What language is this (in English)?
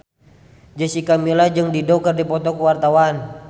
Sundanese